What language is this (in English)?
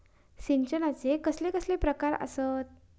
Marathi